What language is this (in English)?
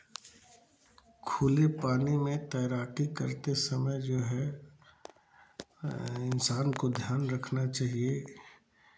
Hindi